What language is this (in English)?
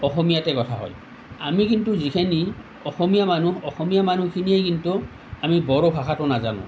Assamese